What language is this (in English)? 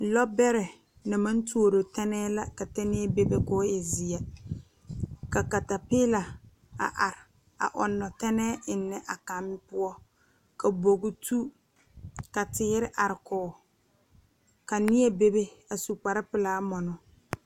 Southern Dagaare